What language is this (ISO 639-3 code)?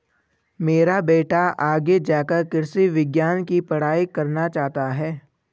hin